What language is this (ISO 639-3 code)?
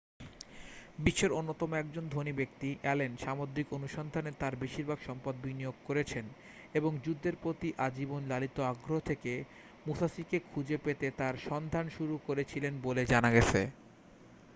ben